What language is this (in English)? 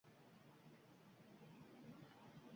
Uzbek